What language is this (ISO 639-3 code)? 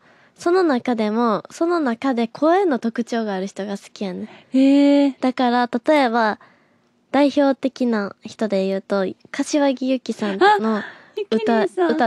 jpn